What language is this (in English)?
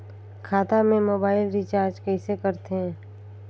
Chhattisgarhi